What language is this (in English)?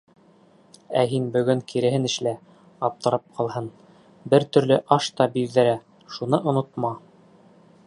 Bashkir